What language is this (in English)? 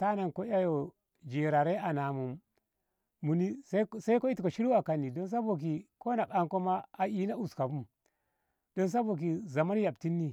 Ngamo